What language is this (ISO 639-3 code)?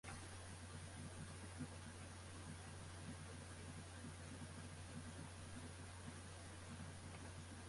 fry